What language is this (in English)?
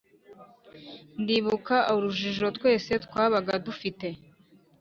Kinyarwanda